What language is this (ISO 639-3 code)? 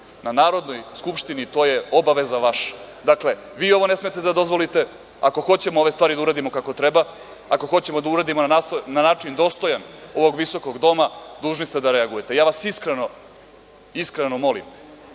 srp